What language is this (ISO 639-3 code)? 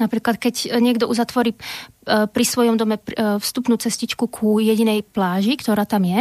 slk